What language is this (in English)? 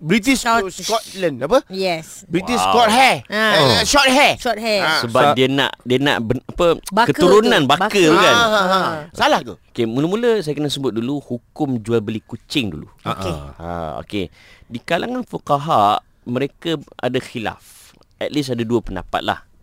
Malay